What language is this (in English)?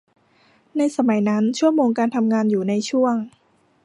Thai